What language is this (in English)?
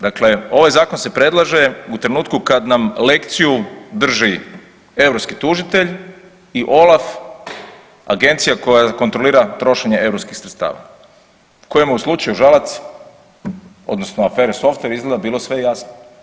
Croatian